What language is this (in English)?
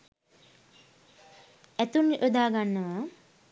Sinhala